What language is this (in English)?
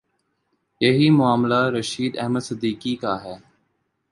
Urdu